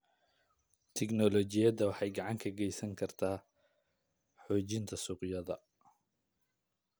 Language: Somali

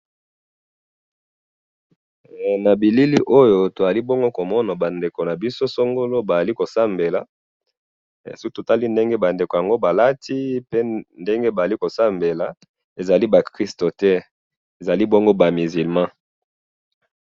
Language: Lingala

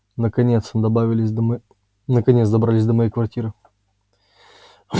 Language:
Russian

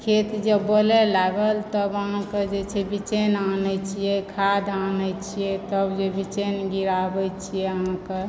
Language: Maithili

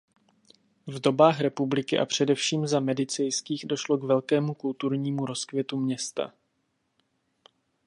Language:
Czech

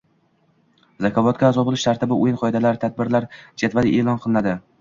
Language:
Uzbek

